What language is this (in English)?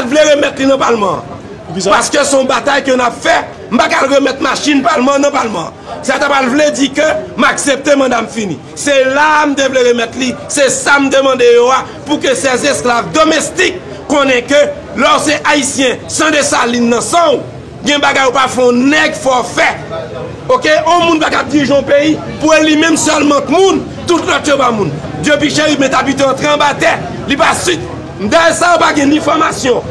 French